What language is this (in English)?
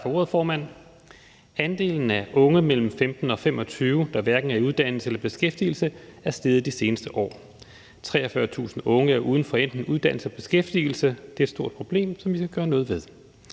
Danish